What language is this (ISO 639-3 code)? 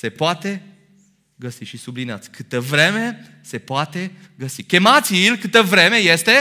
ron